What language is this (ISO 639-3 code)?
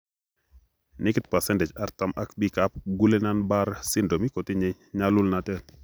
kln